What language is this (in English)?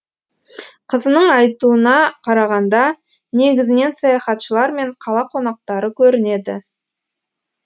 Kazakh